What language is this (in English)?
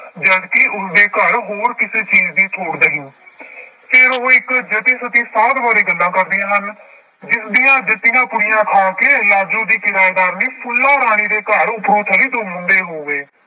Punjabi